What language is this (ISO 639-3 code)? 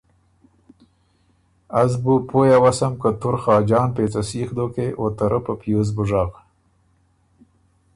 oru